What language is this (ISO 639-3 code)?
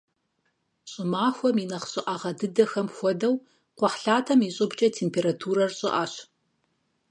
kbd